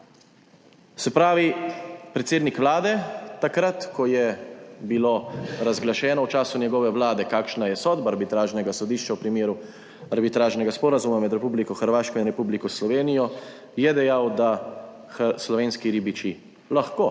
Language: Slovenian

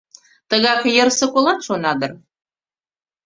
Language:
Mari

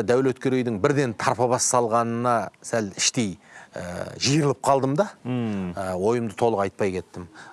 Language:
Turkish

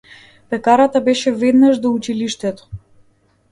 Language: Macedonian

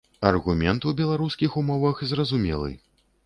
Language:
Belarusian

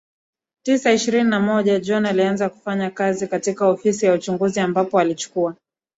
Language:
Swahili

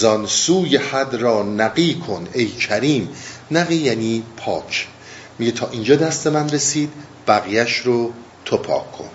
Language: Persian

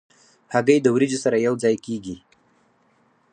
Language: Pashto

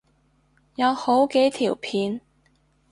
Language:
Cantonese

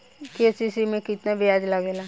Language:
Bhojpuri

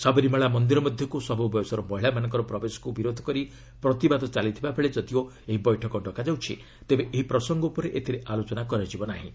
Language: Odia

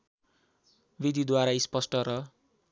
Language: Nepali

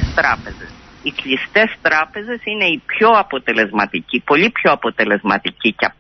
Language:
Greek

